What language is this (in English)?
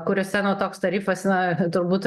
Lithuanian